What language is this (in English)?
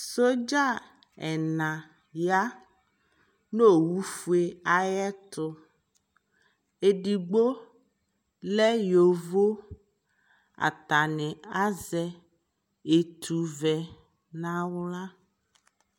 Ikposo